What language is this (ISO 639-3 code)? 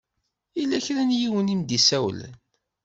kab